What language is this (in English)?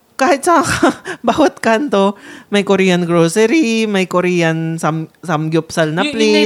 Filipino